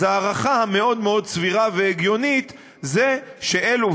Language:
Hebrew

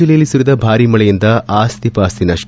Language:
Kannada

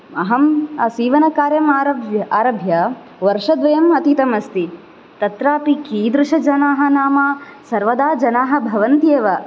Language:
Sanskrit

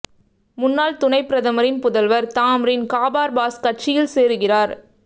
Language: Tamil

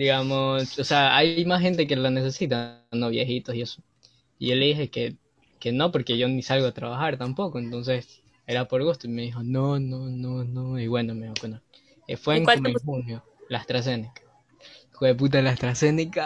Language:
Spanish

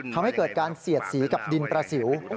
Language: Thai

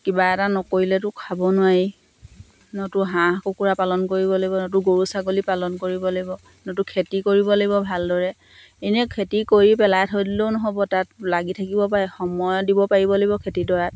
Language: Assamese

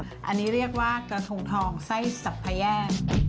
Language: Thai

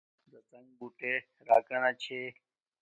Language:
Domaaki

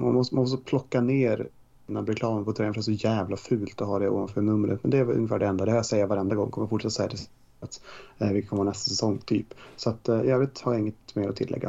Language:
Swedish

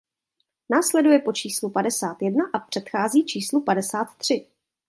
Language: Czech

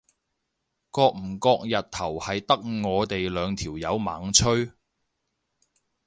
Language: Cantonese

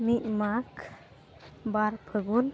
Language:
Santali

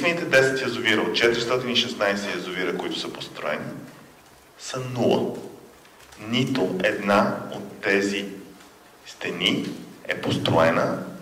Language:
Bulgarian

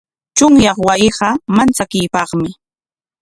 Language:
Corongo Ancash Quechua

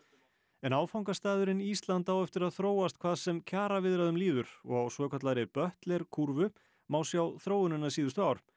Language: Icelandic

